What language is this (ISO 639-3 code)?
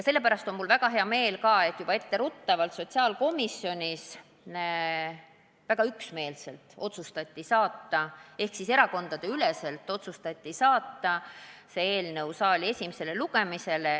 est